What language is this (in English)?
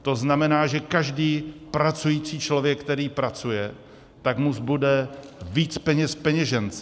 Czech